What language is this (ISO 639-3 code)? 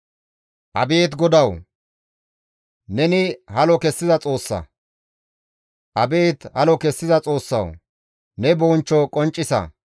gmv